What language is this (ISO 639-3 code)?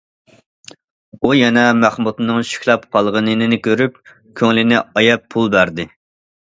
uig